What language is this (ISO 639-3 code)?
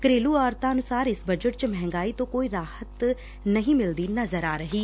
pan